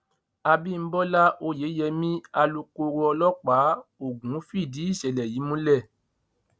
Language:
Yoruba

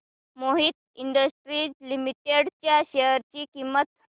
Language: Marathi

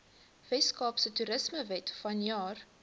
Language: Afrikaans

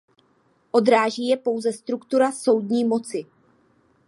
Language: Czech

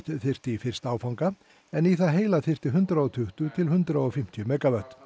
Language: Icelandic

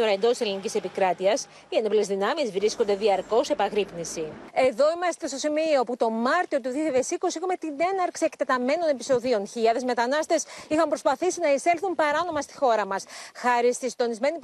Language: Greek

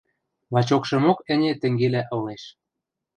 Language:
Western Mari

